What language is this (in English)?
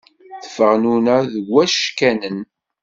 Kabyle